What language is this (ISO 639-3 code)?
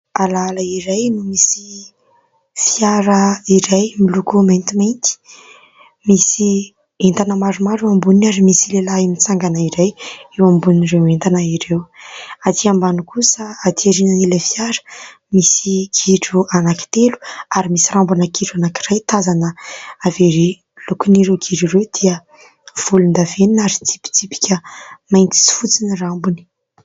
mlg